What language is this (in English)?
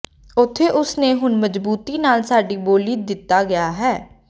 Punjabi